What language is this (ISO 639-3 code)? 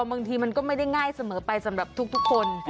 tha